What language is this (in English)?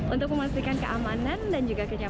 Indonesian